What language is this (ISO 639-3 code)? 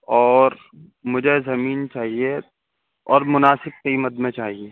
urd